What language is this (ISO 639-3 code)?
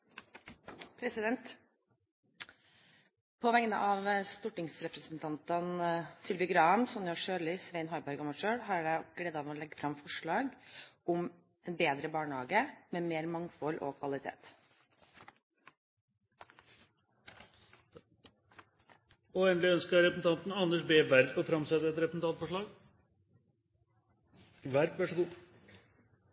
nor